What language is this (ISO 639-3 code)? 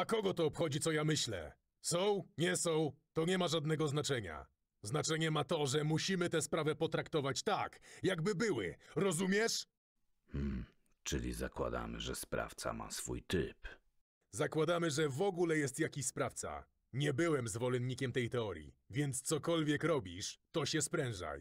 pol